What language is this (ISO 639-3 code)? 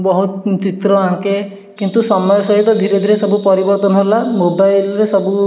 ori